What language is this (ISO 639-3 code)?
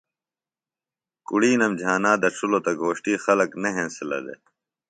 phl